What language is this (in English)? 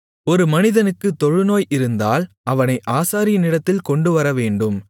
Tamil